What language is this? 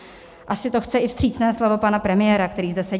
Czech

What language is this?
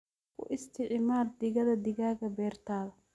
Somali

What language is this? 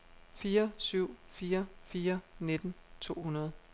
Danish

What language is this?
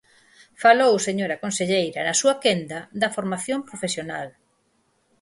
Galician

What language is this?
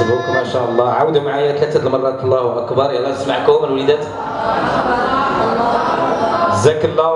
Arabic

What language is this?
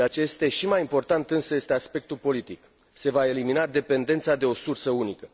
Romanian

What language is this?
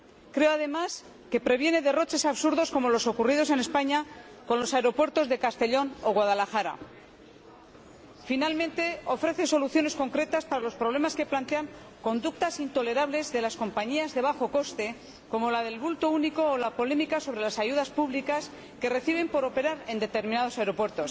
Spanish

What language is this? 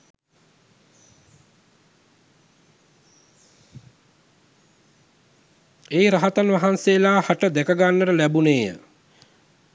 Sinhala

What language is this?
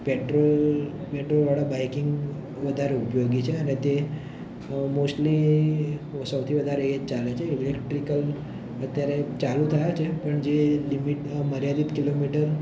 Gujarati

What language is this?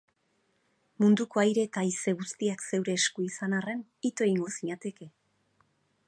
Basque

